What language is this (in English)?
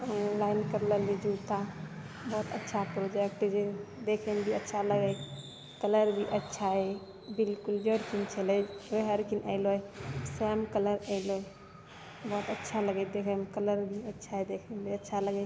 Maithili